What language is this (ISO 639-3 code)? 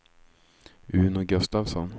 swe